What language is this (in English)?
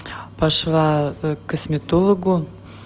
Russian